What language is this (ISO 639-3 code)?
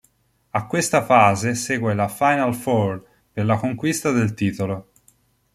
ita